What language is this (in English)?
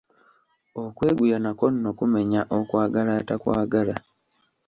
Ganda